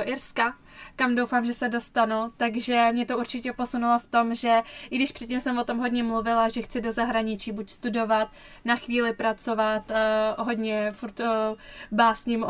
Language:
Czech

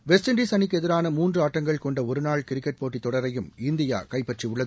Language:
Tamil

